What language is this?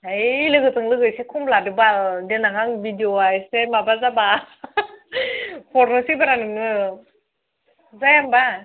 Bodo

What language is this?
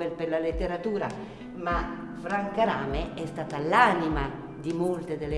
Italian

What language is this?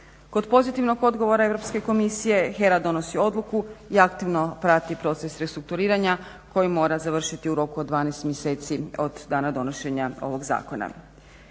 Croatian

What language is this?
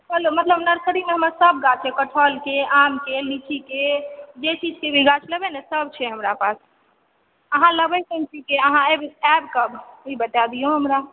Maithili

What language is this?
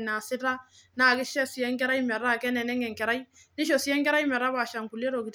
Masai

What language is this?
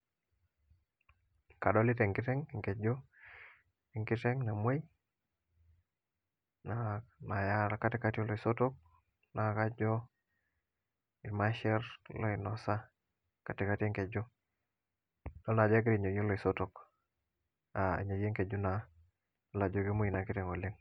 Masai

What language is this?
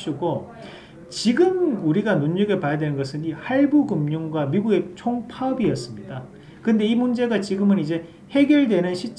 Korean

